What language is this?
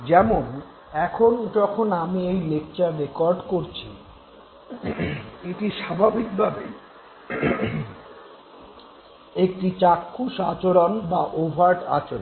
Bangla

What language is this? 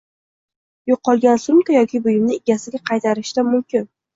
Uzbek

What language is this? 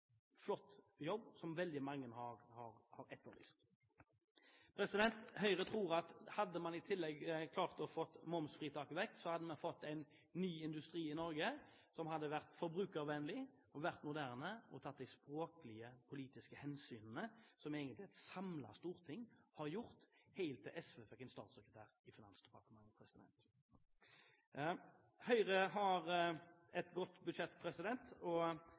Norwegian Bokmål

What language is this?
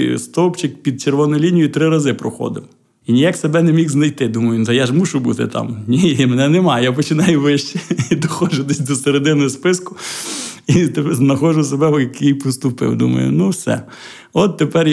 Ukrainian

